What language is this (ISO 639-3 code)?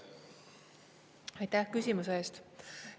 est